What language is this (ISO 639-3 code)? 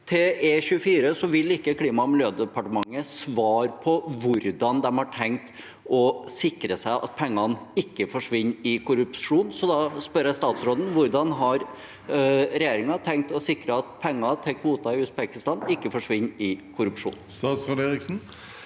nor